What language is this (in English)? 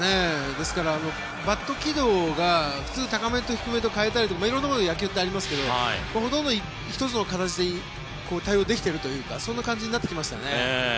Japanese